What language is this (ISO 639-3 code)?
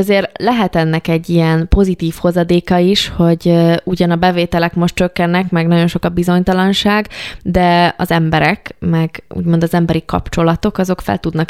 hun